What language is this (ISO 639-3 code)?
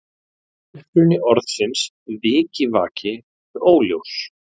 isl